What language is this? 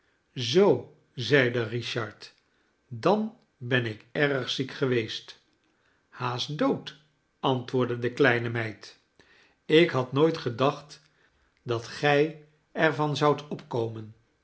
Dutch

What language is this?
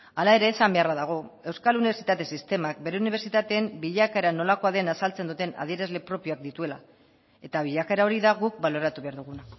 Basque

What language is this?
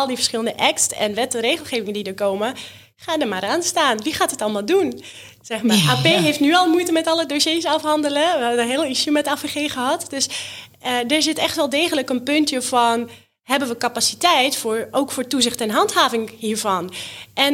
Dutch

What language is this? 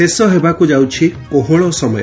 Odia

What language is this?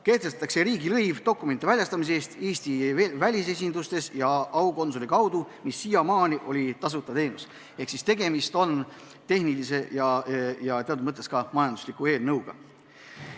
Estonian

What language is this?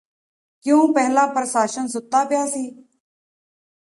Punjabi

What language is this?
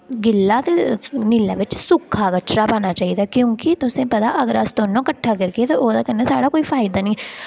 Dogri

